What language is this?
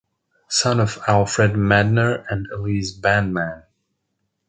English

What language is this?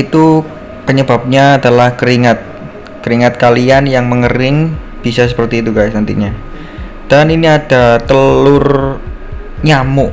Indonesian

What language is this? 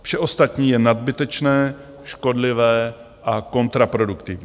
Czech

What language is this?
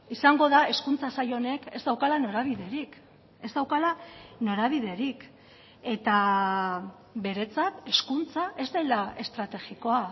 Basque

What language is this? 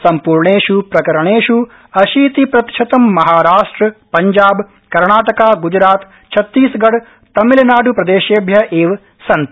Sanskrit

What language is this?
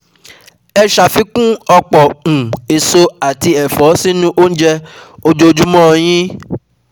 Yoruba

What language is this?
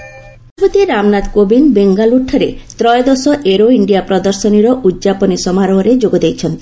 Odia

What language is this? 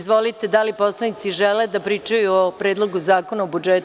Serbian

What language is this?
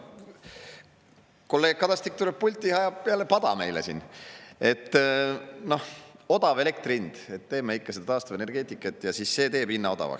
Estonian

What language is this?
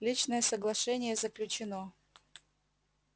Russian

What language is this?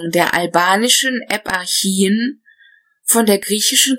German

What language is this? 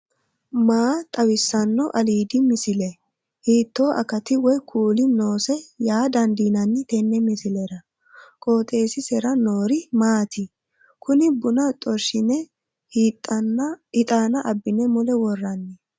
Sidamo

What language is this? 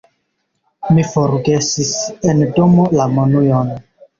Esperanto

